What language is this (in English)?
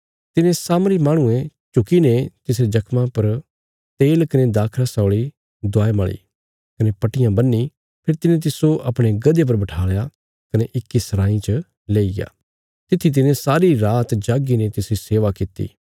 Bilaspuri